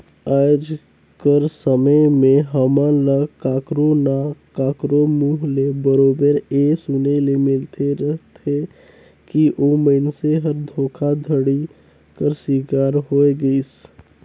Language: Chhattisgarhi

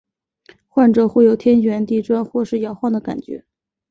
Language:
Chinese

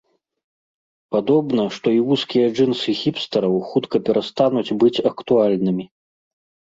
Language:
Belarusian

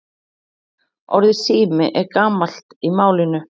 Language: Icelandic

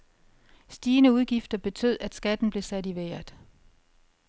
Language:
Danish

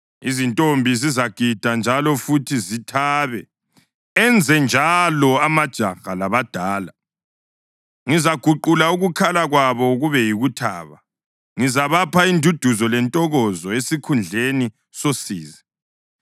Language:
North Ndebele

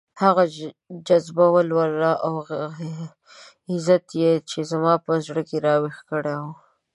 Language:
Pashto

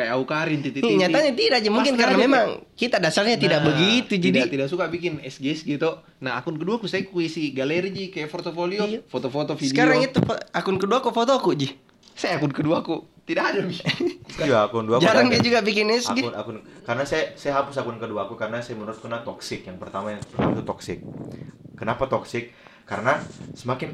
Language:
Indonesian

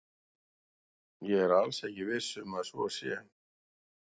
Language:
Icelandic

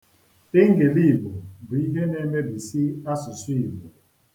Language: Igbo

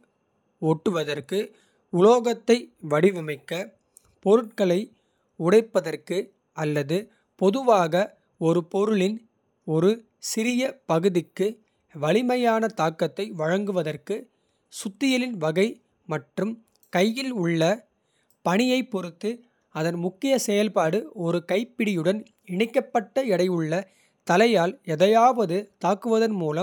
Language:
Kota (India)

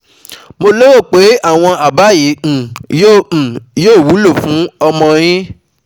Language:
Yoruba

